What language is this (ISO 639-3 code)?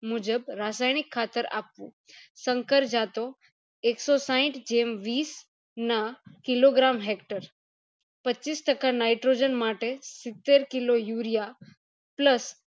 guj